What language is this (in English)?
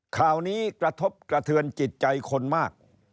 Thai